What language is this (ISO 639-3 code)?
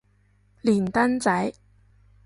yue